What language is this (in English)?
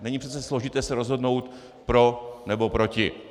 Czech